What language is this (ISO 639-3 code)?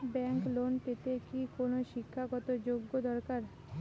ben